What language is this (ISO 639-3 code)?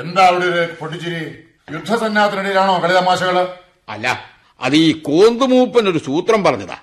mal